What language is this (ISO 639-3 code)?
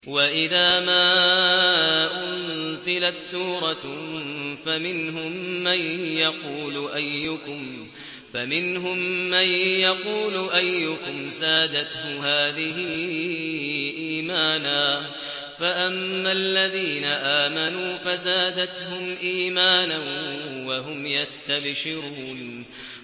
ara